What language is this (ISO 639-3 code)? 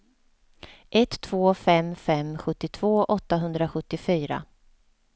swe